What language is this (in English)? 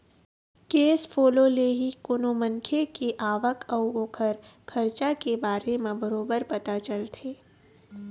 Chhattisgarhi